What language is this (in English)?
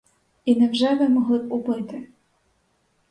Ukrainian